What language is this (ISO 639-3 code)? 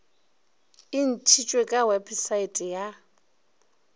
nso